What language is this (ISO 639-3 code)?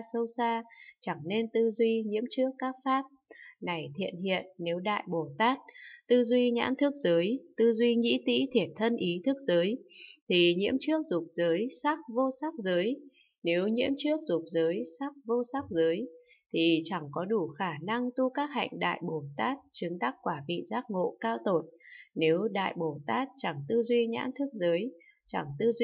vie